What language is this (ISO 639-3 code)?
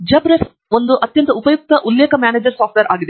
kan